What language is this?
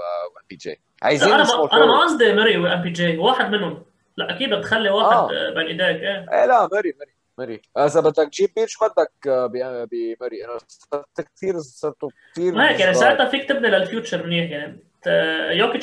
Arabic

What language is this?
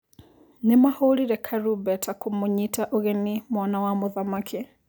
Kikuyu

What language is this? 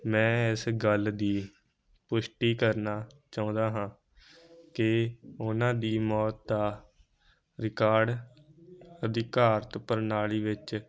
Punjabi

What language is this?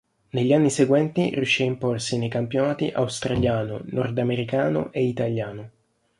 Italian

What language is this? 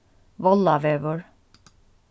Faroese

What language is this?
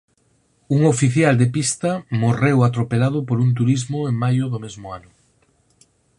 Galician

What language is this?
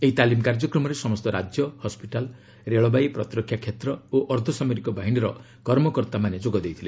Odia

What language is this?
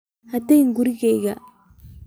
Somali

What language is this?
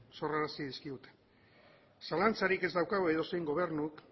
Basque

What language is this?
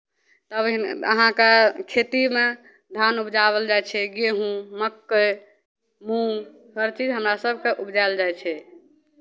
Maithili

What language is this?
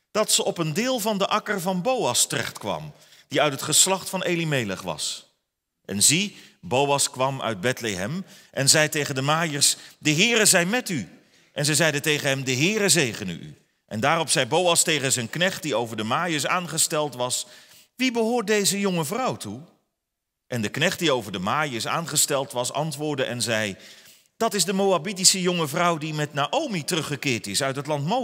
Dutch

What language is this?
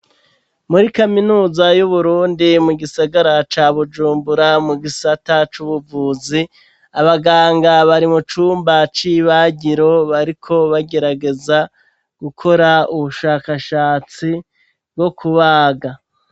Rundi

